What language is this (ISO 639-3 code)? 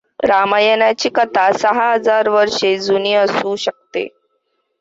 mar